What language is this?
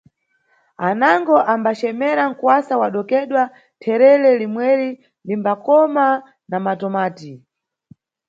Nyungwe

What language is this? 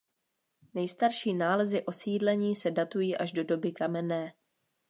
Czech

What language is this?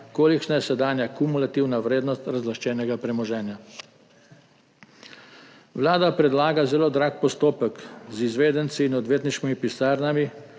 Slovenian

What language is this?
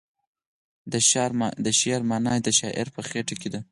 Pashto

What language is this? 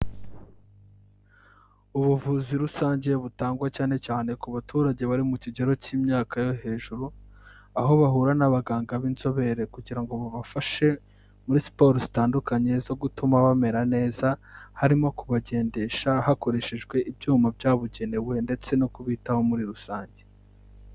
Kinyarwanda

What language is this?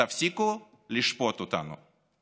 Hebrew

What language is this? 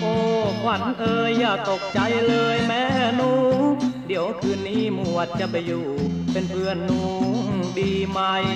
Thai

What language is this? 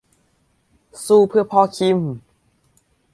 Thai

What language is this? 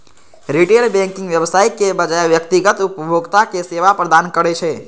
Maithili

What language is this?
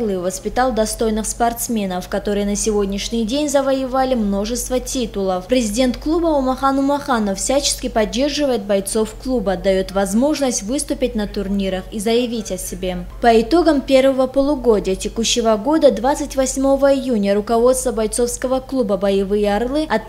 Russian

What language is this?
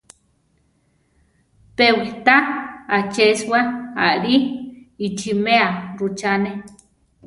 Central Tarahumara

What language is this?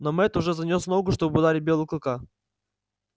Russian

